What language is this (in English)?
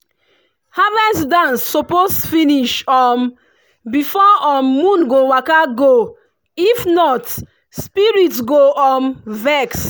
Nigerian Pidgin